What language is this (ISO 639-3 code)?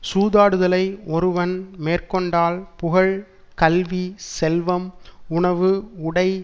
tam